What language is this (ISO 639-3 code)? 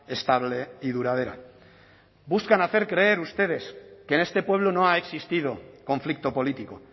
spa